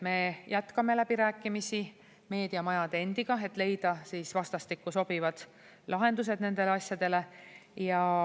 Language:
Estonian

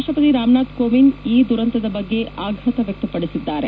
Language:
Kannada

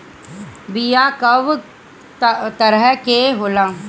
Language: Bhojpuri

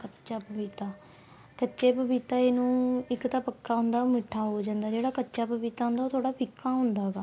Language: Punjabi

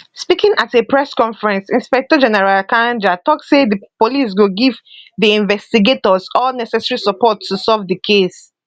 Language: Nigerian Pidgin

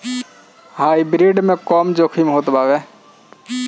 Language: Bhojpuri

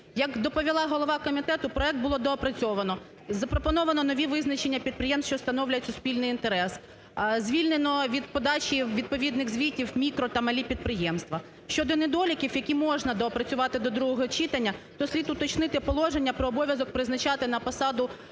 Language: Ukrainian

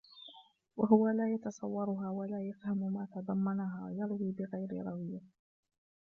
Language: Arabic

